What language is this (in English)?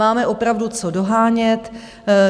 Czech